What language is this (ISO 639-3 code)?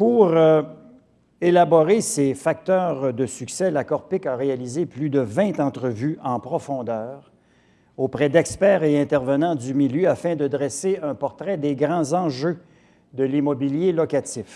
fra